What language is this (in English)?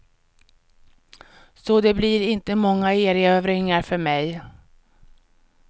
Swedish